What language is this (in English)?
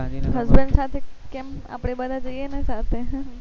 Gujarati